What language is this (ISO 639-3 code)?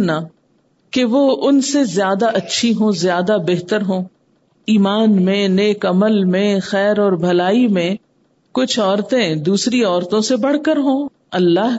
urd